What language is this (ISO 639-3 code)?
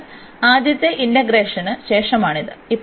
mal